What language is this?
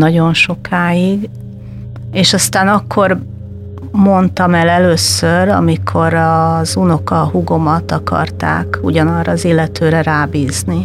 Hungarian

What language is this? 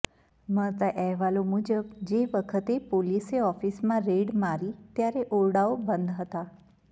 Gujarati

